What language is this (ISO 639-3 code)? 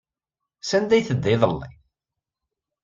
kab